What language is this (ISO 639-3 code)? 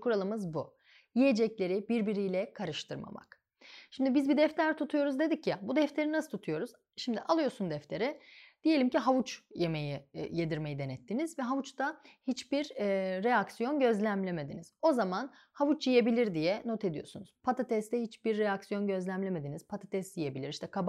tur